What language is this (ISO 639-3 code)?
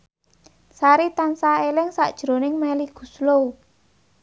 jav